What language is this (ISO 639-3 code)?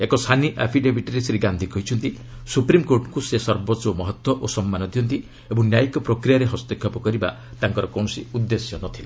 ori